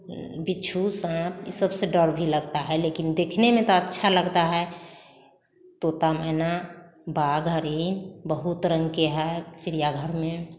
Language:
Hindi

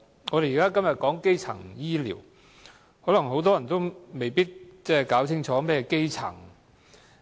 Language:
Cantonese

